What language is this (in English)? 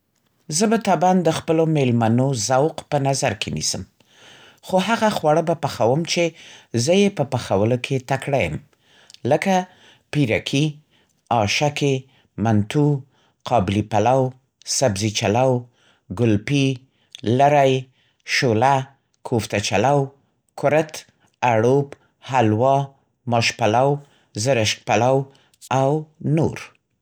Central Pashto